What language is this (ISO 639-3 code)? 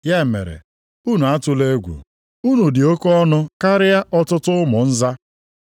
ibo